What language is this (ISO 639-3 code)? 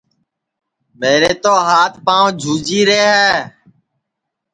ssi